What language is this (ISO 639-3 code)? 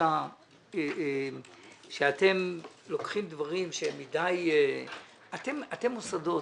heb